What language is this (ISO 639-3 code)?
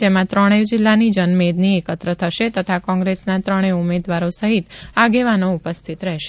guj